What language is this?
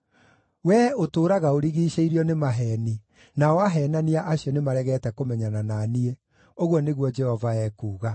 Kikuyu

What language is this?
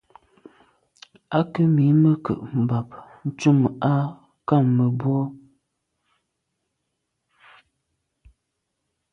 Medumba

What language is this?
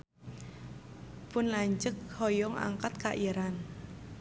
Sundanese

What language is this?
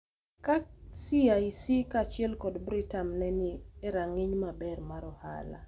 Luo (Kenya and Tanzania)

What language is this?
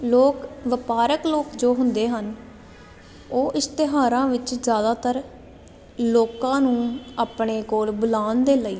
Punjabi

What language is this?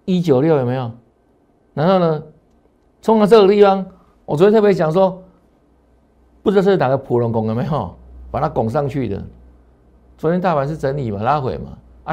Chinese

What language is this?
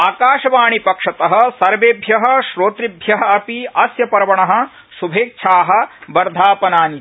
Sanskrit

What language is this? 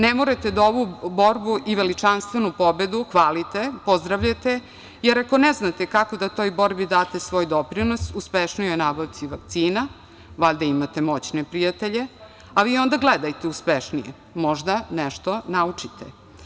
Serbian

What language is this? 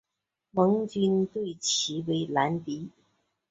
Chinese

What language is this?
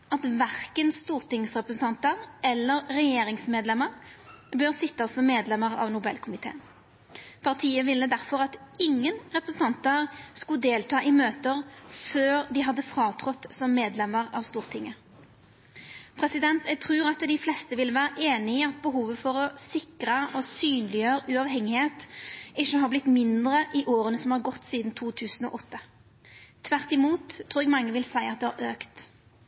Norwegian Nynorsk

